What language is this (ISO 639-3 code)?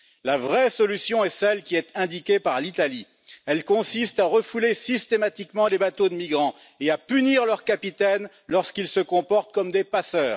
fra